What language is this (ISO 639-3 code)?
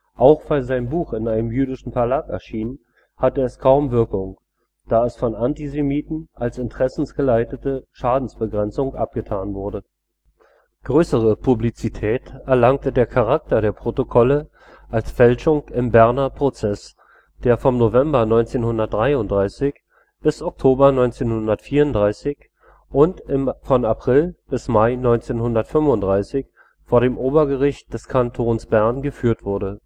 deu